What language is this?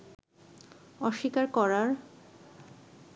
Bangla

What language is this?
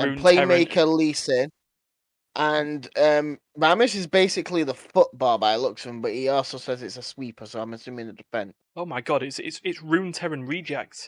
English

